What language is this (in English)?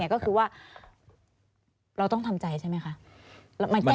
Thai